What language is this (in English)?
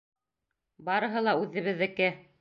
Bashkir